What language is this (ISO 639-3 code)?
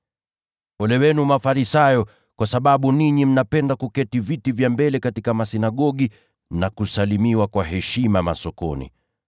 swa